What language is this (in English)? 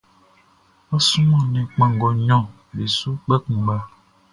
Baoulé